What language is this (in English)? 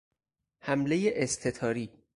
Persian